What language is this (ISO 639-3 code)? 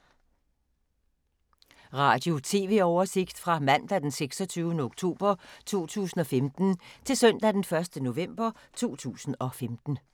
dan